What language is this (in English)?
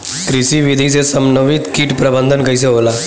Bhojpuri